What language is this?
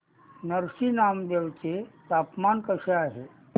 Marathi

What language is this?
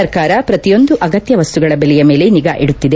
Kannada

